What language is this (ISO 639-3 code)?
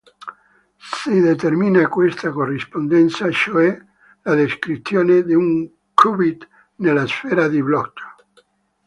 ita